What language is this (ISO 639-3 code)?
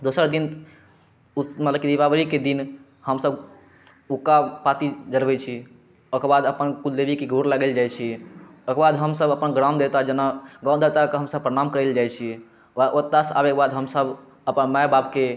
mai